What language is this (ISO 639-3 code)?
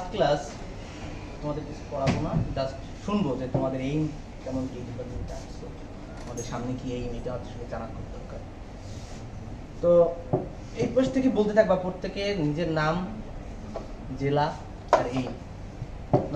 ara